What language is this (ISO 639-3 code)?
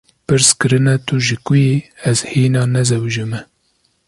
kur